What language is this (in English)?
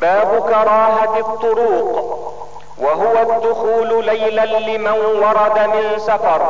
Arabic